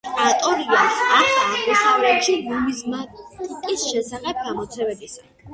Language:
Georgian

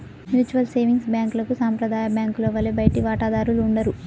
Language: Telugu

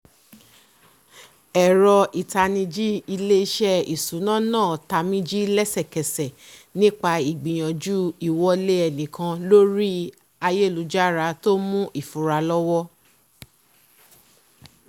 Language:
Yoruba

